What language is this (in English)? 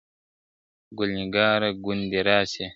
Pashto